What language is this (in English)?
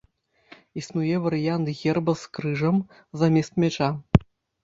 Belarusian